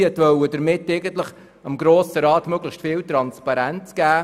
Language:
Swiss German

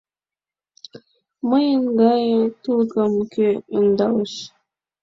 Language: Mari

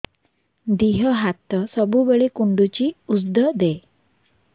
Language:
Odia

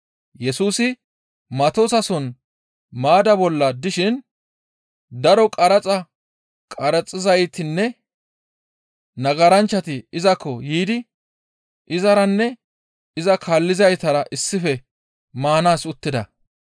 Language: Gamo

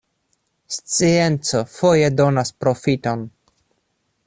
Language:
Esperanto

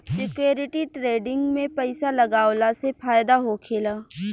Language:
Bhojpuri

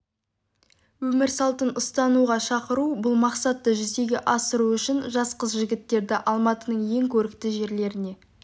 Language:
Kazakh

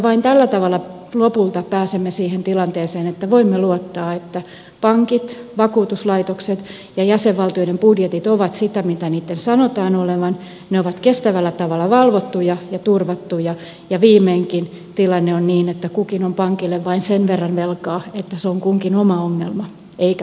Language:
Finnish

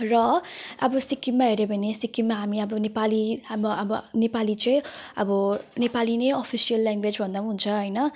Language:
Nepali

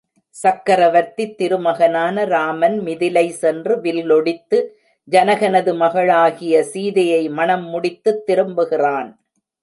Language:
Tamil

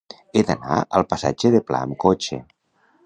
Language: Catalan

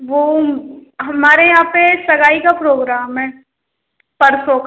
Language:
Hindi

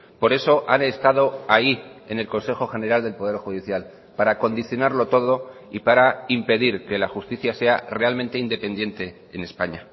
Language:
Spanish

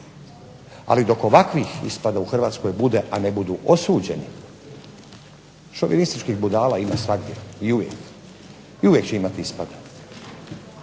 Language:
Croatian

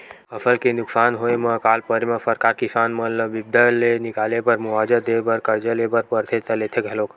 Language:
Chhattisgarhi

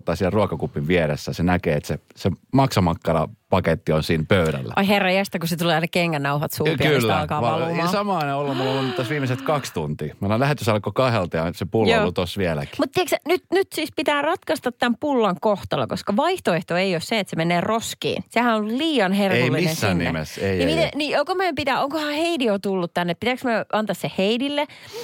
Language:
Finnish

